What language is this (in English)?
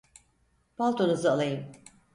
Turkish